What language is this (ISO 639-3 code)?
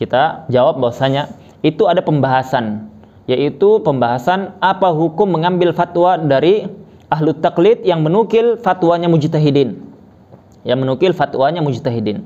ind